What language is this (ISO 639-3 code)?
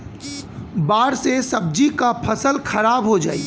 bho